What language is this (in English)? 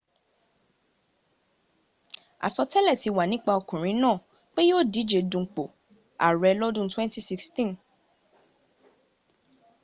Yoruba